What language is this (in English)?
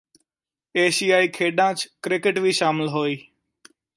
Punjabi